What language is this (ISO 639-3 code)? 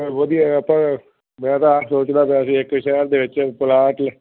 pan